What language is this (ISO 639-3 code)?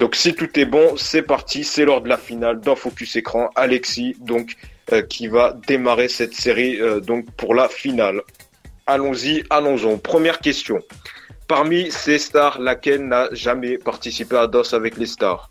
fra